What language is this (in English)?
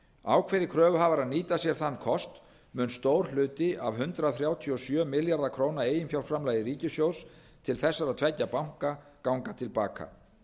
Icelandic